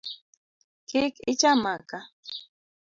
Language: Luo (Kenya and Tanzania)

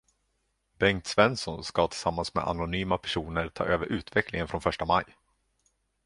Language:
Swedish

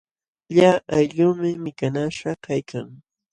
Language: Jauja Wanca Quechua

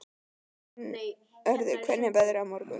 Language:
Icelandic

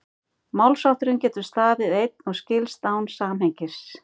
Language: Icelandic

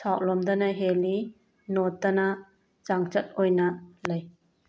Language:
Manipuri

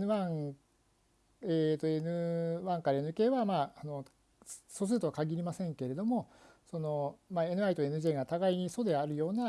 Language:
Japanese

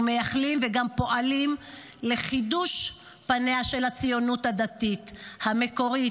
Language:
Hebrew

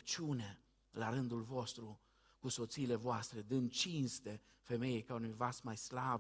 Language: Romanian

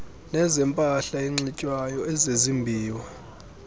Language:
Xhosa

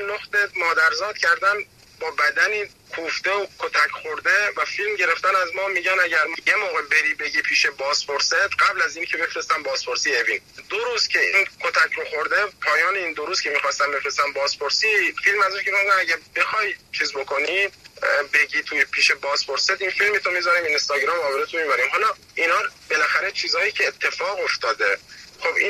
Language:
Persian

